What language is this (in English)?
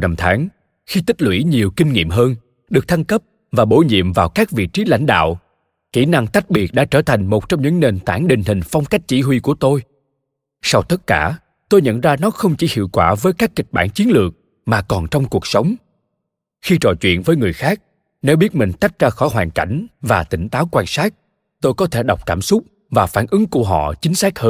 Vietnamese